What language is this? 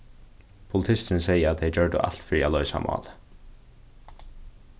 Faroese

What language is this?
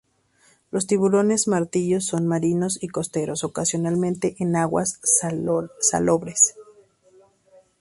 Spanish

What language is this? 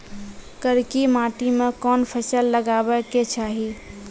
Maithili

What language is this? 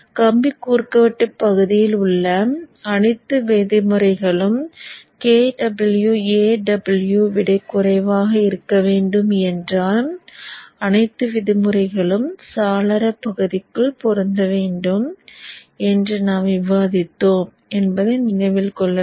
Tamil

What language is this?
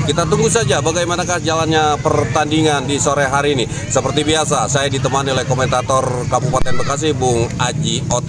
Indonesian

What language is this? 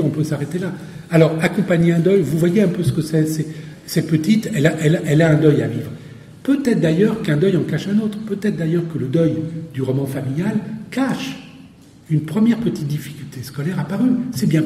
French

